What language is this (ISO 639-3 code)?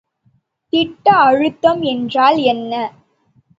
tam